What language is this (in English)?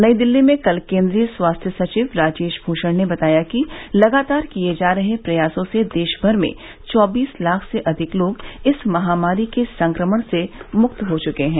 Hindi